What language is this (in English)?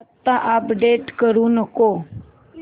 Marathi